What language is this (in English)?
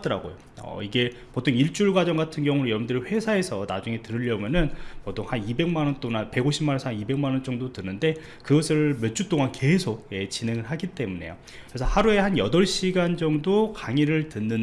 Korean